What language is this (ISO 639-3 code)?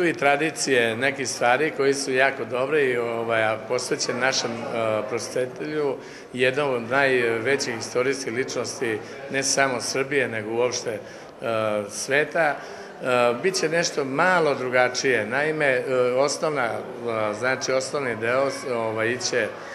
por